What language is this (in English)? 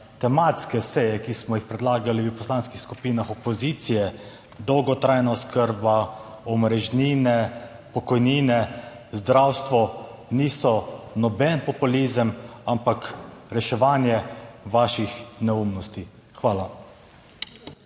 Slovenian